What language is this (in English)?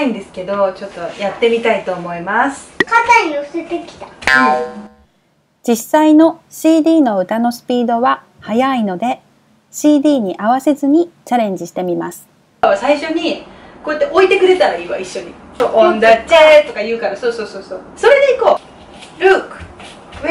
Japanese